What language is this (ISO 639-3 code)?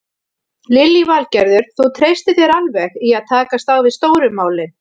isl